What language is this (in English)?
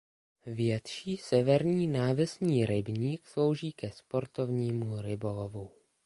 Czech